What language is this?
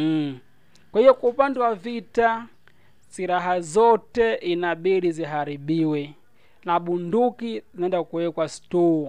Swahili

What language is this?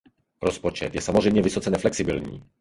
Czech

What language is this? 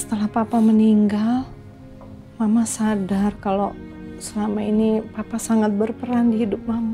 Indonesian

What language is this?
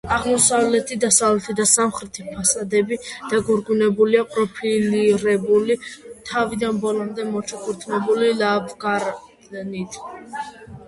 Georgian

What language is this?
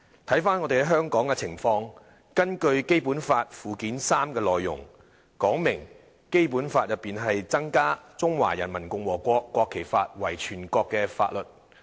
Cantonese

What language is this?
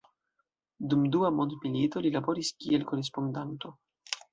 Esperanto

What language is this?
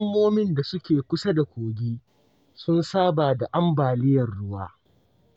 Hausa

